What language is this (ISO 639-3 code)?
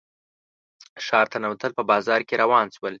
pus